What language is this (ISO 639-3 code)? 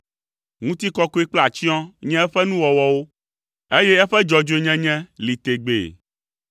ewe